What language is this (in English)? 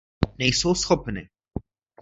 Czech